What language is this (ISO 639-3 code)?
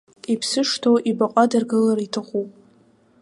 abk